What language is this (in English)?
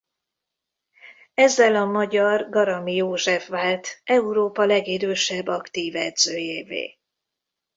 Hungarian